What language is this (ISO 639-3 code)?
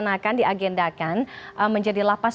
ind